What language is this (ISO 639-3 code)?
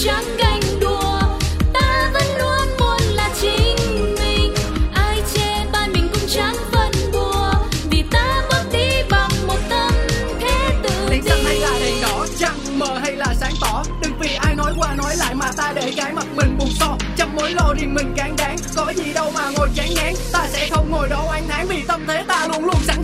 vie